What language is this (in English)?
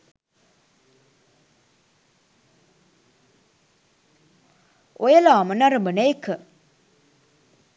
Sinhala